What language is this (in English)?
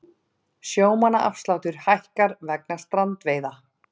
Icelandic